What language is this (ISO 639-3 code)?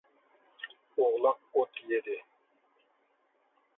uig